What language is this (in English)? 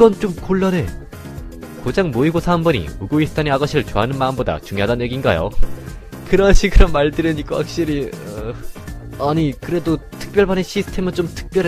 Korean